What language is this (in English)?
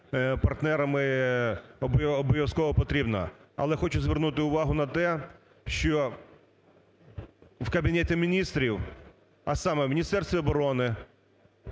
Ukrainian